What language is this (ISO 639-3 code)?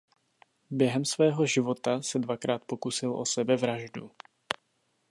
ces